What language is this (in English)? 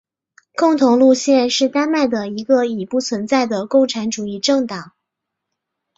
Chinese